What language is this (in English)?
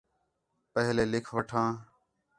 Khetrani